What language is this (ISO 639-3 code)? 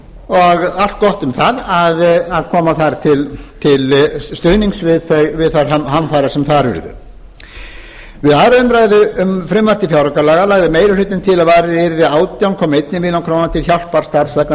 isl